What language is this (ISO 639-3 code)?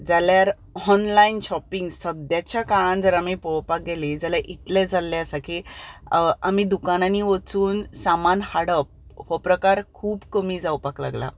kok